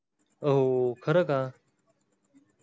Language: Marathi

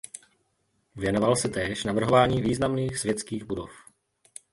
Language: Czech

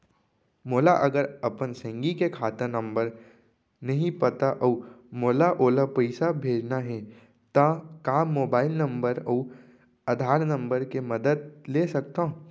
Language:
Chhattisgarhi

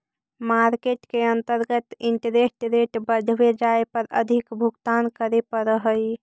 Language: Magahi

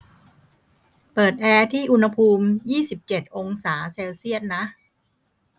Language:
Thai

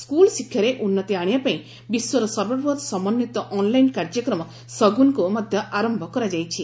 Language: Odia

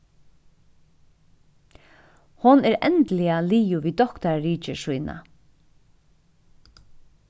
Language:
Faroese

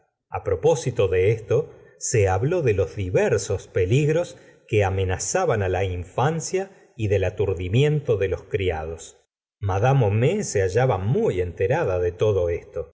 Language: Spanish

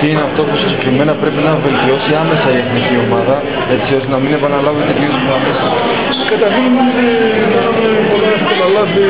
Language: Greek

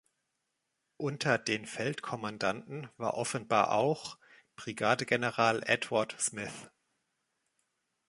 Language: German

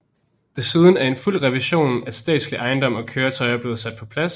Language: Danish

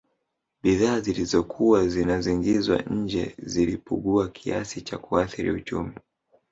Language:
Swahili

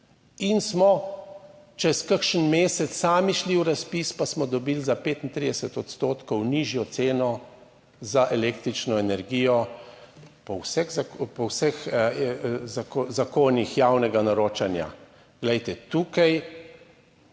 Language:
Slovenian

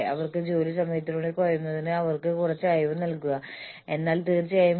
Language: Malayalam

